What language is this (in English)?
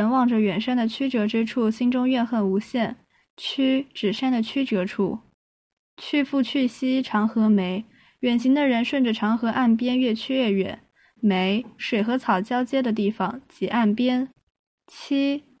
Chinese